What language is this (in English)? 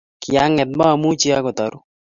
Kalenjin